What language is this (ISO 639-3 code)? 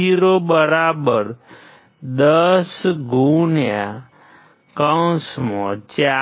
guj